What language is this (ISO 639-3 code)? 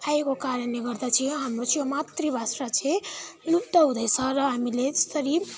nep